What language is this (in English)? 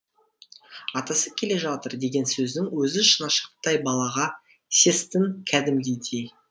Kazakh